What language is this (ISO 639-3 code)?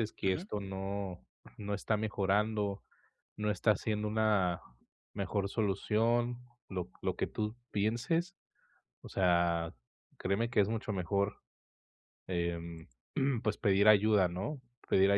spa